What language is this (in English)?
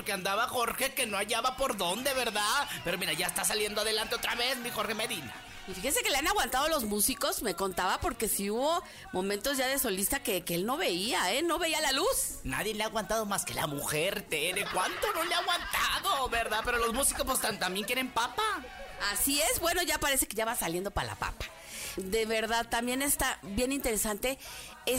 Spanish